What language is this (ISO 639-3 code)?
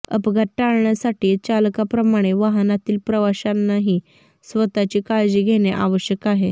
mar